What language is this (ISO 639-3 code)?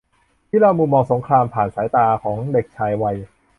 tha